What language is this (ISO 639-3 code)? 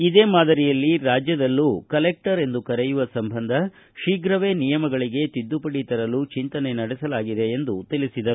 kan